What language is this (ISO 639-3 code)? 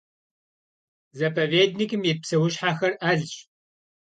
kbd